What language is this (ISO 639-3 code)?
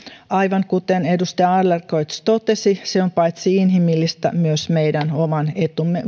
fin